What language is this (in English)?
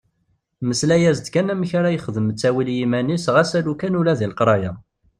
Kabyle